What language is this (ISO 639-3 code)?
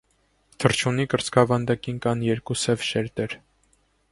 hye